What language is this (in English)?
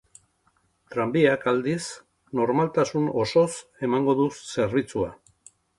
Basque